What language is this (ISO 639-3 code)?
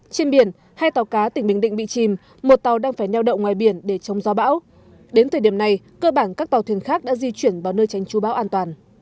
vie